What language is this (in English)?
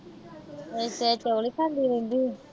Punjabi